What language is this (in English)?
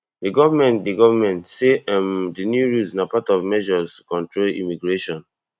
Nigerian Pidgin